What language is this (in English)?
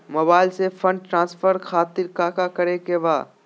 Magahi